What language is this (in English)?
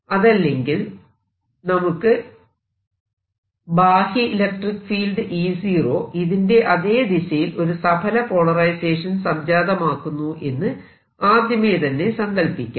Malayalam